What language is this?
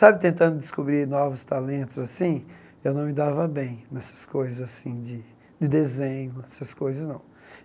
Portuguese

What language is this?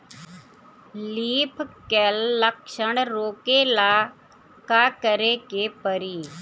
Bhojpuri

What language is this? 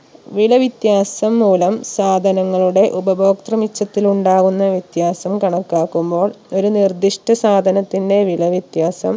Malayalam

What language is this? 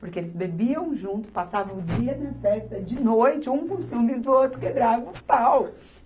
Portuguese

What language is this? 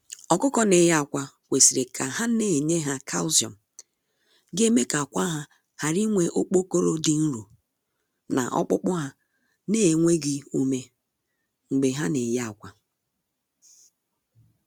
Igbo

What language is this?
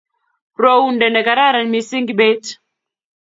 Kalenjin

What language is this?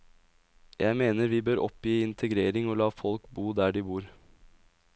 Norwegian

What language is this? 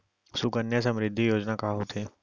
Chhattisgarhi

